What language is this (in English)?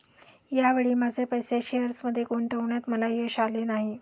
Marathi